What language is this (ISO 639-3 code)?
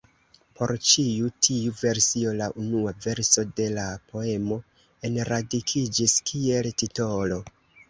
epo